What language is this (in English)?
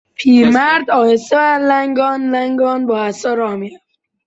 Persian